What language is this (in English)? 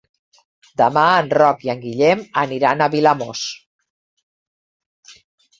Catalan